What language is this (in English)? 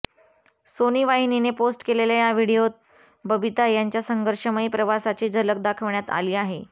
Marathi